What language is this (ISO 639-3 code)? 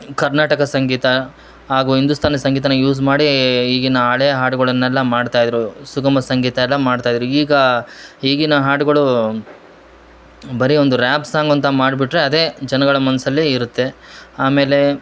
kan